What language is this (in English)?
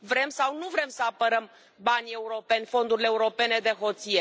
Romanian